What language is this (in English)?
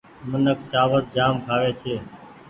Goaria